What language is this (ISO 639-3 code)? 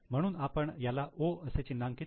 mar